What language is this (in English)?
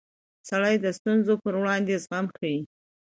Pashto